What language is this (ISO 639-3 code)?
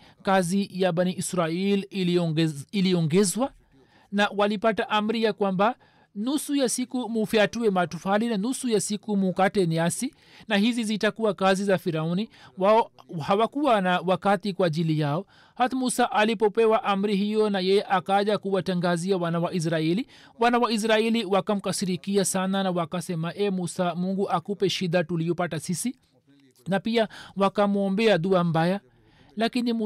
swa